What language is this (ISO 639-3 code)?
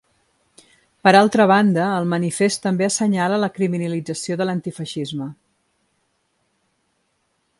cat